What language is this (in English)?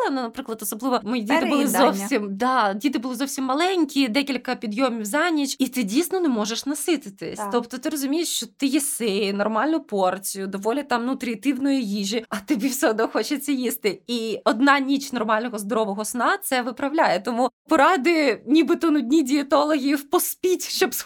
Ukrainian